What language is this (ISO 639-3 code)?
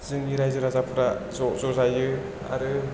brx